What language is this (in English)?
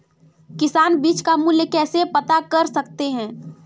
Hindi